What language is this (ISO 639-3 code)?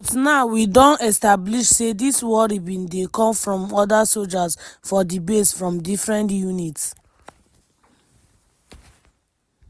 pcm